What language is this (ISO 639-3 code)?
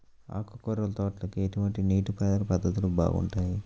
tel